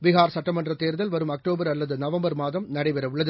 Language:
Tamil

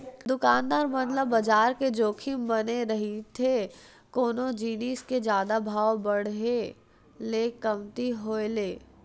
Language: Chhattisgarhi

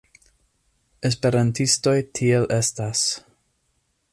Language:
Esperanto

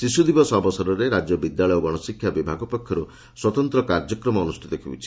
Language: Odia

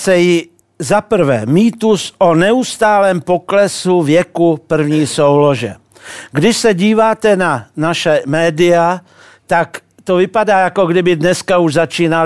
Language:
Czech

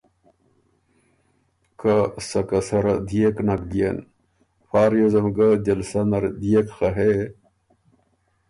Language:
Ormuri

